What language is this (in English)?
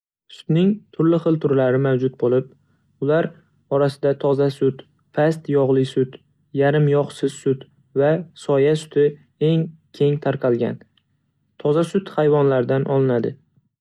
Uzbek